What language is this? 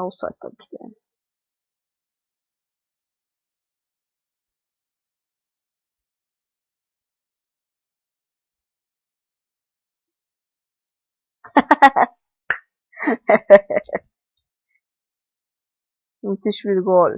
Turkish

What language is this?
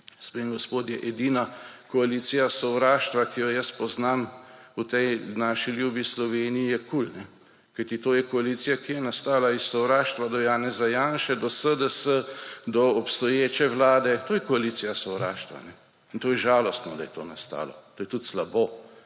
Slovenian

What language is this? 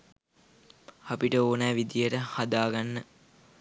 Sinhala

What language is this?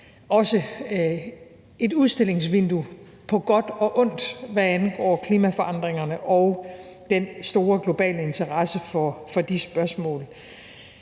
Danish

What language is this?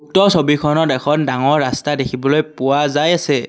Assamese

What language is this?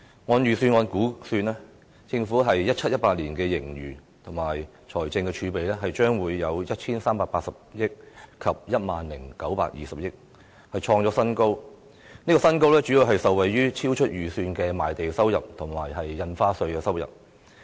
Cantonese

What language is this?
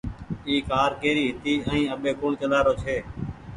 Goaria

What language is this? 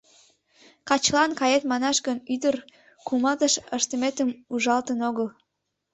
Mari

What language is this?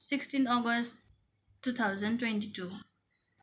Nepali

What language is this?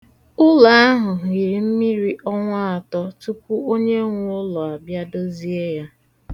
Igbo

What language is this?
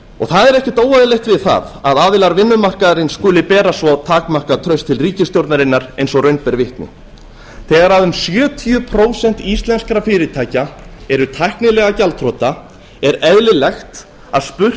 Icelandic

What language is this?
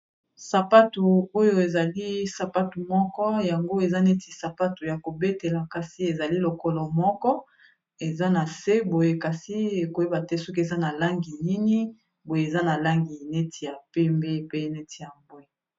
Lingala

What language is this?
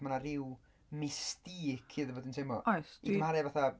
Welsh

